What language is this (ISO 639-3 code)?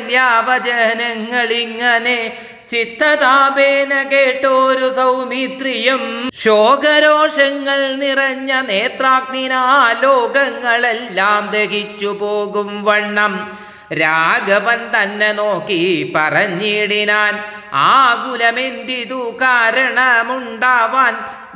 mal